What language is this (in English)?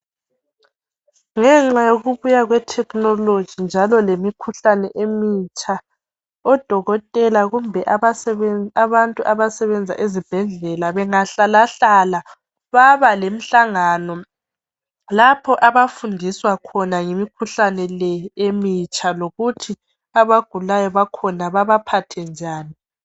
North Ndebele